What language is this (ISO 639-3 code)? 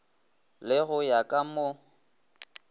nso